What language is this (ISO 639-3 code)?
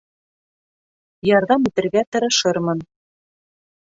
bak